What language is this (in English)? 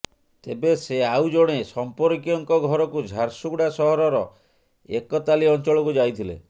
Odia